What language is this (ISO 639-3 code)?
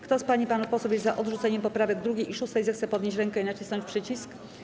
pol